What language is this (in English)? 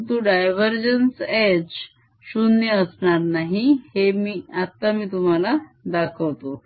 Marathi